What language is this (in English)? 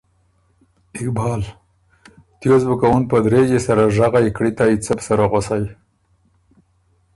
Ormuri